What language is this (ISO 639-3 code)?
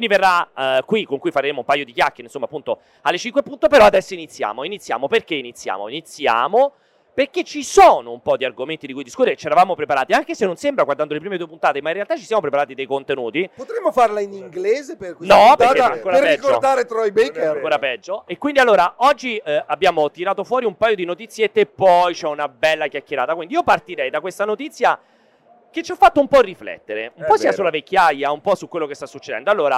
ita